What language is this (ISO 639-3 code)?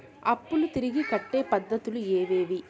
tel